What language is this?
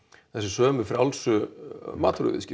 Icelandic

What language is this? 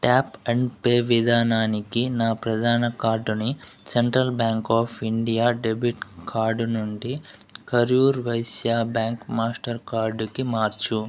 Telugu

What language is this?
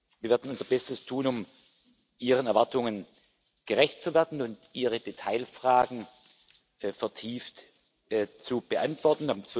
German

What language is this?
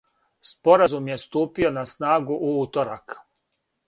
Serbian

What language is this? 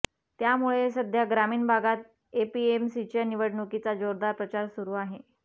Marathi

